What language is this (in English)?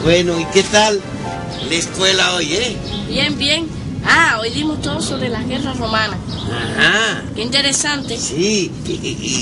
Spanish